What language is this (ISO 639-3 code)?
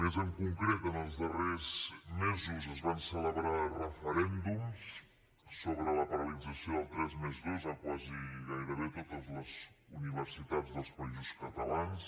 cat